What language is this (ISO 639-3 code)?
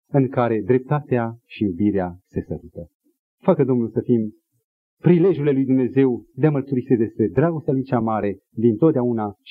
ron